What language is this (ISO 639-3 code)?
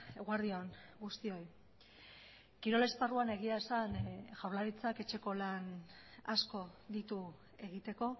eus